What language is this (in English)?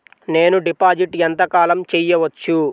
Telugu